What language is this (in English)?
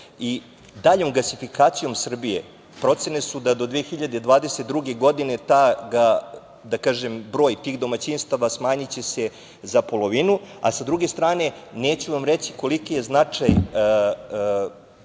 Serbian